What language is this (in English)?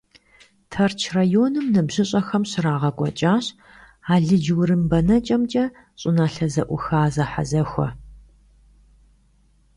Kabardian